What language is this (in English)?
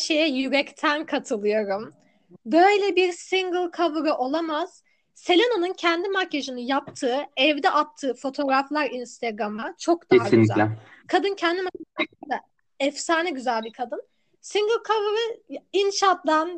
Turkish